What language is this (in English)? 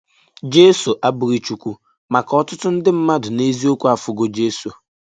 Igbo